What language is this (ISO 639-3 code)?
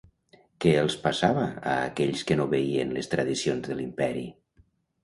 cat